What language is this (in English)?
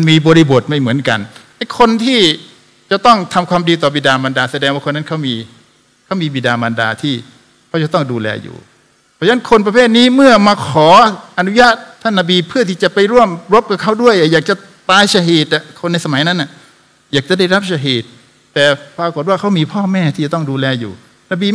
Thai